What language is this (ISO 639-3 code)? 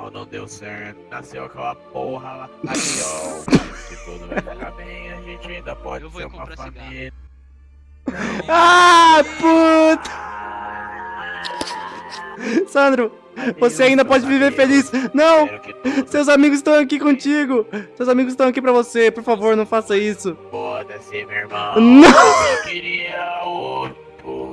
por